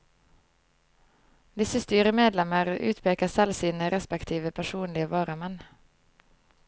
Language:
Norwegian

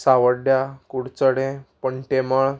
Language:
Konkani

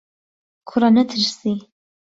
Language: Central Kurdish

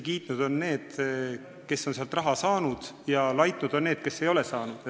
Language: Estonian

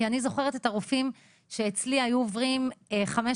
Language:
Hebrew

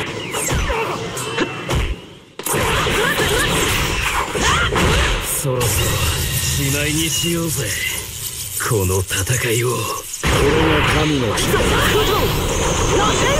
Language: Japanese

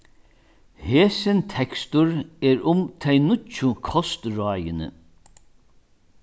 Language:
Faroese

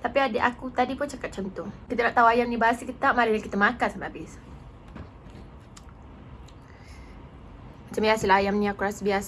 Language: Malay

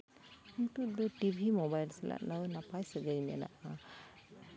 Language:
Santali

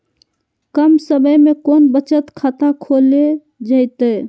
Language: Magahi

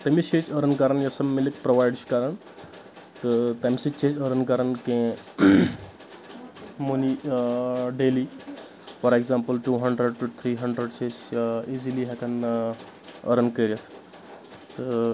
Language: Kashmiri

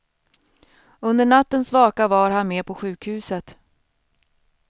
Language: Swedish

